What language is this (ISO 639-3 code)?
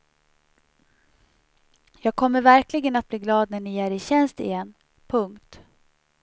swe